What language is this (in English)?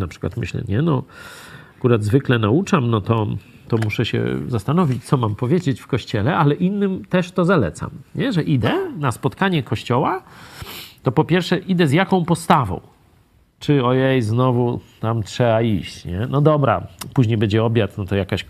Polish